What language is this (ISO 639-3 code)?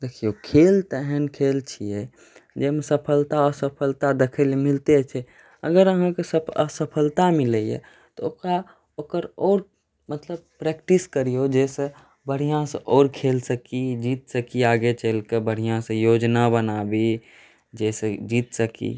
mai